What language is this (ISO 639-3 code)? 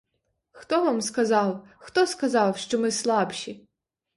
ukr